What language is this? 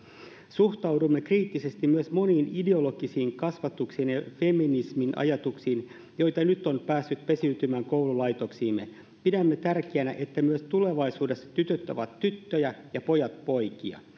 Finnish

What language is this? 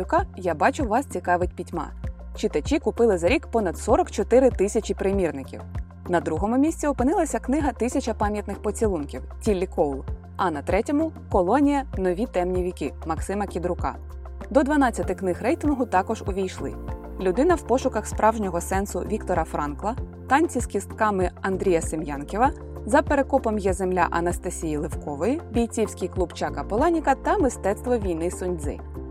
Ukrainian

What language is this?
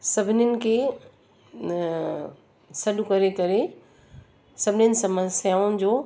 Sindhi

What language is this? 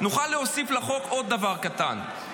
Hebrew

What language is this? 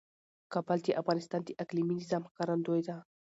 Pashto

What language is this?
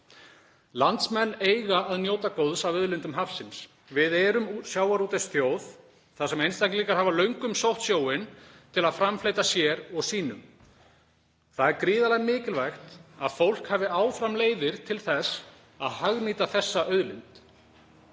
Icelandic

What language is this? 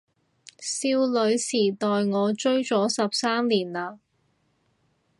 Cantonese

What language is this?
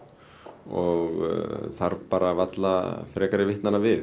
Icelandic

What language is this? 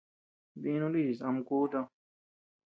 Tepeuxila Cuicatec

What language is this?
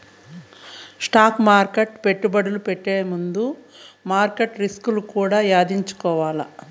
Telugu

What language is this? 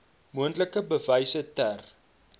Afrikaans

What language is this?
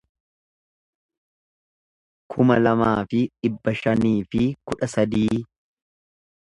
Oromo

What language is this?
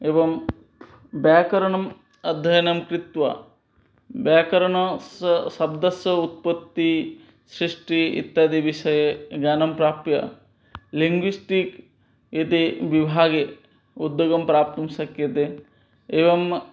Sanskrit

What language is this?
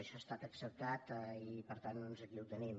Catalan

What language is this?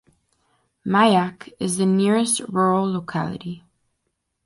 English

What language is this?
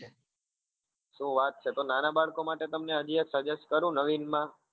Gujarati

